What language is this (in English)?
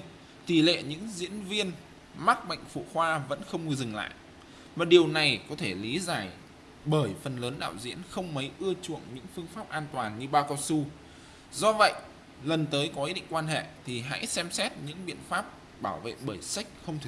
Vietnamese